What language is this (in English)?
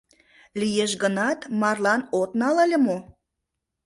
Mari